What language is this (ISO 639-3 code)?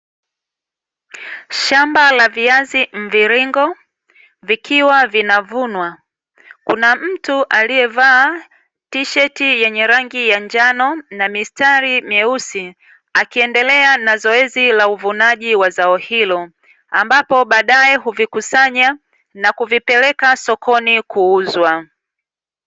swa